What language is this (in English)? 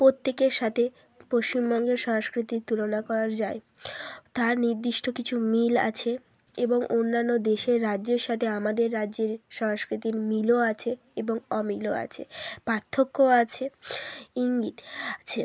Bangla